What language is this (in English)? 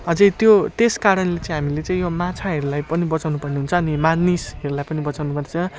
Nepali